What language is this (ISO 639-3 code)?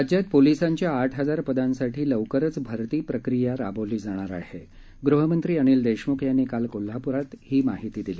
mar